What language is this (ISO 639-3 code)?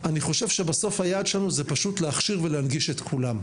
heb